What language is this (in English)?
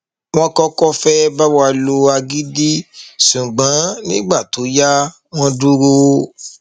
Yoruba